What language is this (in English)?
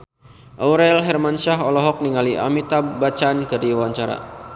Sundanese